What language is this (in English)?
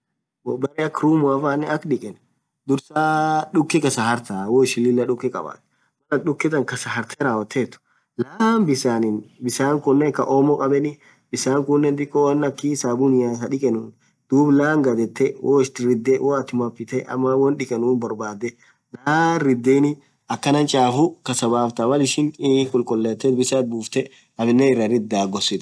Orma